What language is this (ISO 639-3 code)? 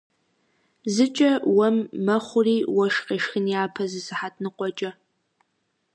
kbd